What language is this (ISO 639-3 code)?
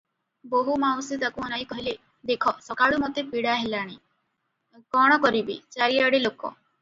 ori